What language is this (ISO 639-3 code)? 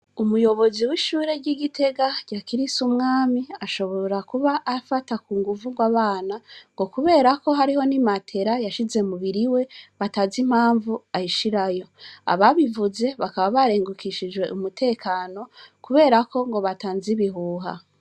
run